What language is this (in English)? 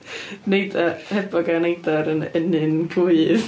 Welsh